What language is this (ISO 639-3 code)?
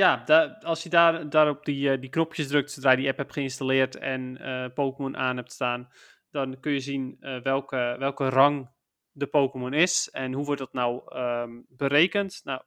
nld